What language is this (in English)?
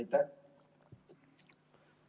Estonian